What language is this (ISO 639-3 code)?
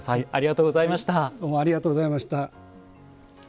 jpn